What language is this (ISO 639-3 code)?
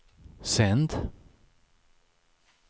swe